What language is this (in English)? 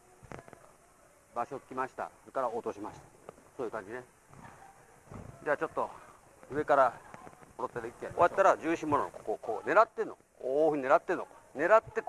Japanese